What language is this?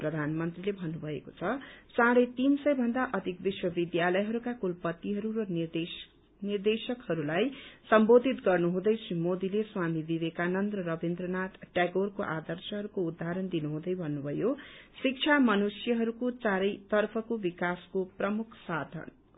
Nepali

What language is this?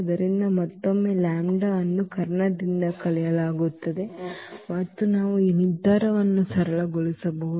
Kannada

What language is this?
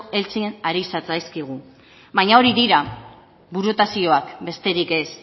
Basque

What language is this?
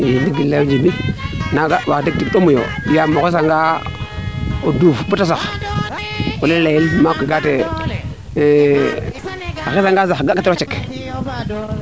Serer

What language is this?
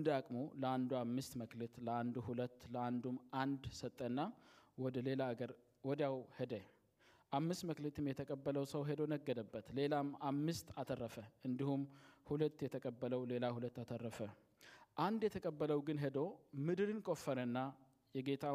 Amharic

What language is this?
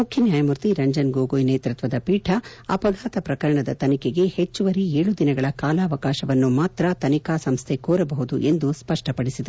Kannada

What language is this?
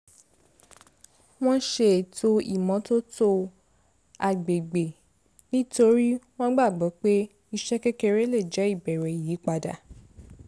Yoruba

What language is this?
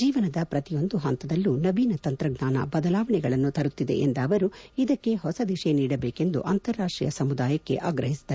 Kannada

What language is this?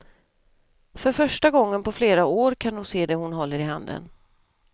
Swedish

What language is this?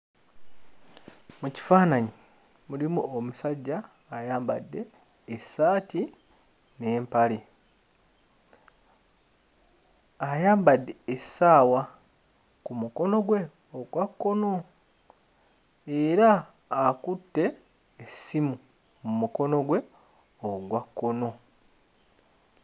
Ganda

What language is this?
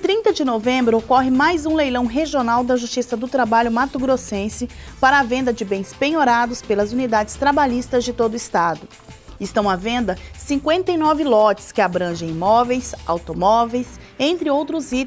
Portuguese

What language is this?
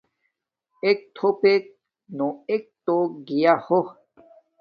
Domaaki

